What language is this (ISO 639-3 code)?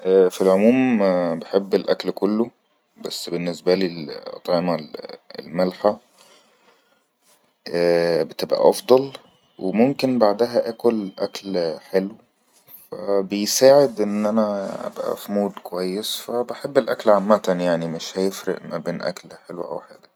arz